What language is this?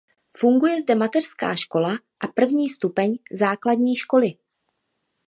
Czech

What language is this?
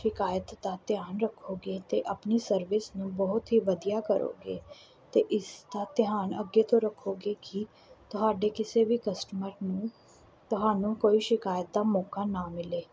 Punjabi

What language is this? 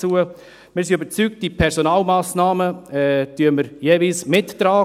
Swiss German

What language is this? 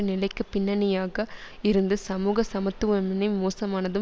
Tamil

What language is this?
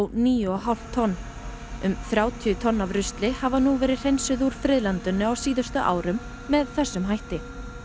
Icelandic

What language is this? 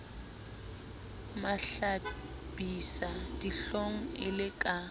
Southern Sotho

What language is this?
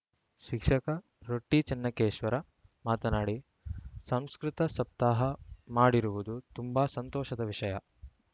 Kannada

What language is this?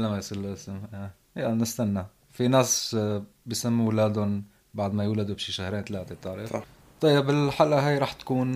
Arabic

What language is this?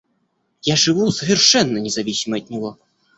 Russian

